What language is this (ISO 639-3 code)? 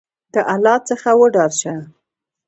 pus